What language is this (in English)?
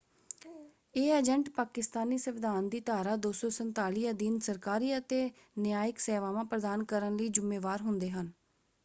Punjabi